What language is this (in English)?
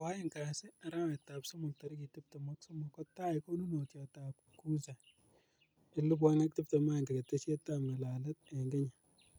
Kalenjin